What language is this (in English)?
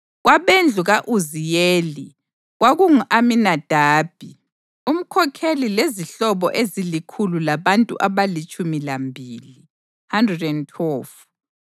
North Ndebele